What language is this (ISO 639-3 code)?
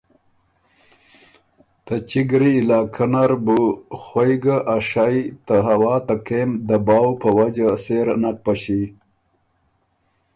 oru